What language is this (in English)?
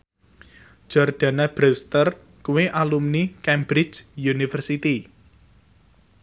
Javanese